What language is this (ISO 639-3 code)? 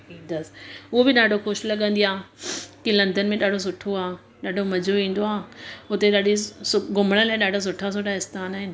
snd